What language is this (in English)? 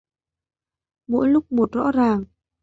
Vietnamese